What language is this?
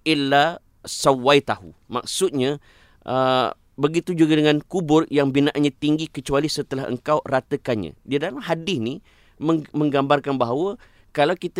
Malay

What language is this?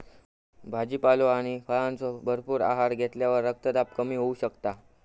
Marathi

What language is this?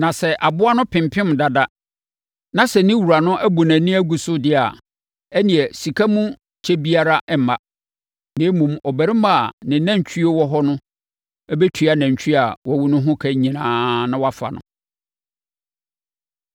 Akan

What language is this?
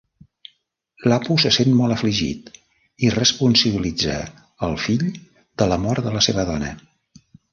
Catalan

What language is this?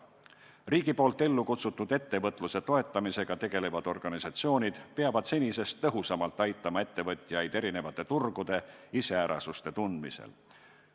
Estonian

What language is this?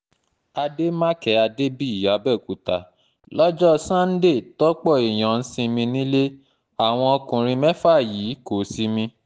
Yoruba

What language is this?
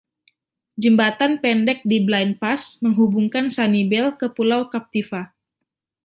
Indonesian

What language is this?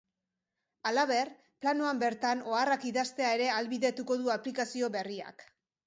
Basque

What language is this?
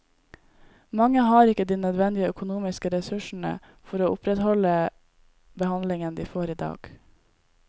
Norwegian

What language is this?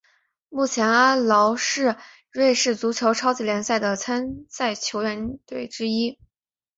Chinese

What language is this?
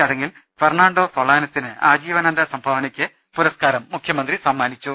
Malayalam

